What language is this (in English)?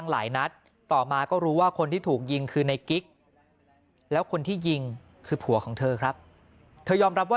Thai